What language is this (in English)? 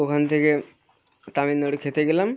Bangla